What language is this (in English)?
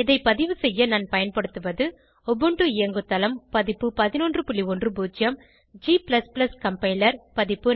Tamil